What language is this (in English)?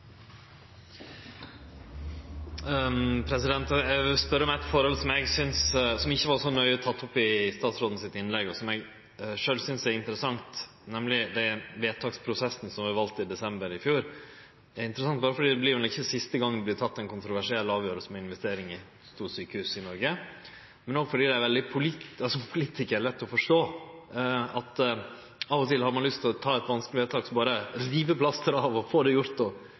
Norwegian Nynorsk